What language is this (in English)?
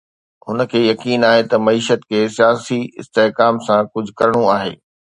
Sindhi